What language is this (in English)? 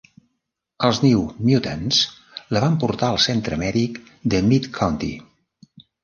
Catalan